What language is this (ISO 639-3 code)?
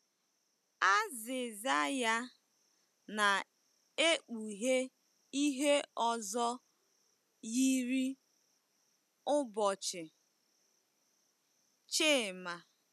ibo